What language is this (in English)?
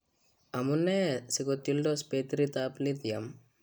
Kalenjin